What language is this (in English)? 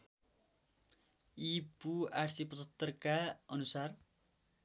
Nepali